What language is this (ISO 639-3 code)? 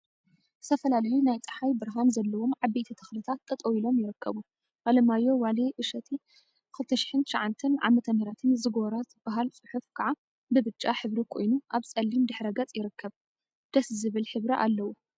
tir